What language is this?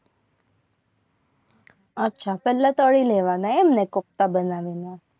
Gujarati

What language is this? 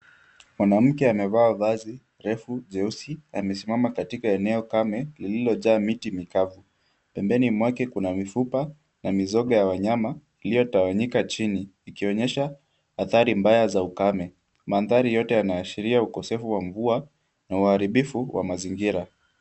Swahili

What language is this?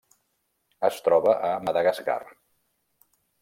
Catalan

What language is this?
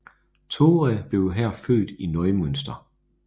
Danish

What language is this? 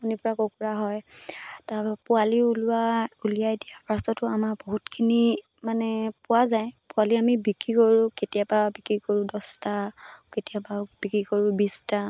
Assamese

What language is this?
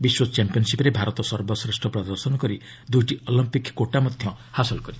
Odia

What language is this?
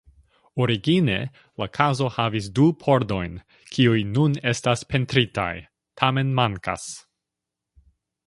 Esperanto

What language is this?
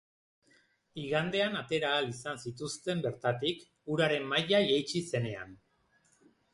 Basque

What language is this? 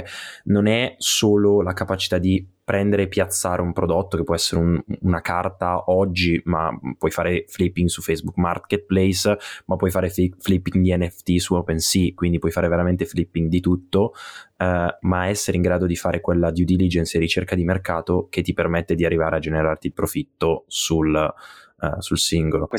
Italian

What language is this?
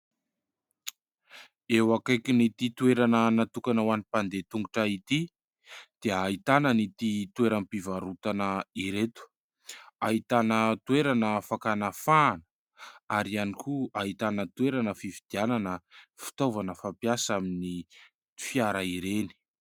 Malagasy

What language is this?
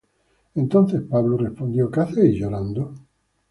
Spanish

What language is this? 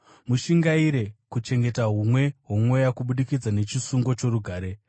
Shona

